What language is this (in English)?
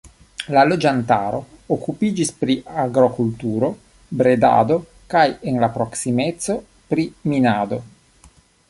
Esperanto